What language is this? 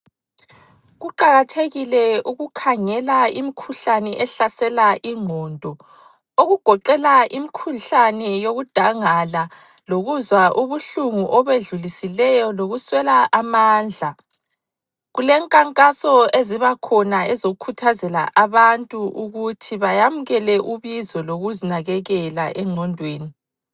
North Ndebele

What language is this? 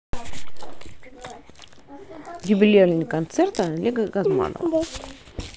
Russian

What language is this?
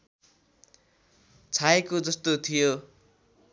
Nepali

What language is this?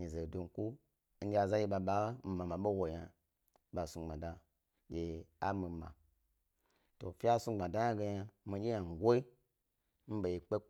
Gbari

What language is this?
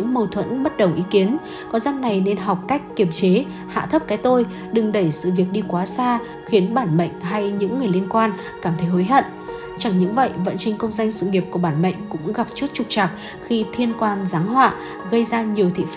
Vietnamese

